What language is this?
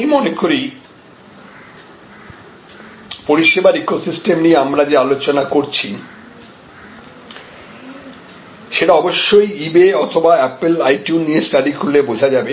Bangla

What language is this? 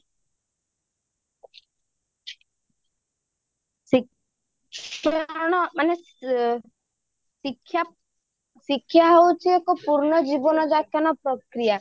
Odia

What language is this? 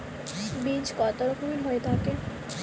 Bangla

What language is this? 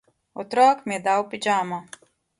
Slovenian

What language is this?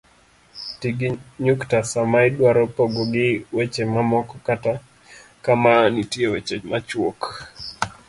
Luo (Kenya and Tanzania)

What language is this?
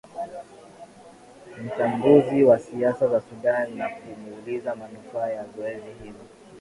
Swahili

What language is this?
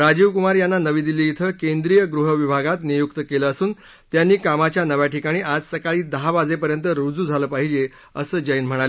Marathi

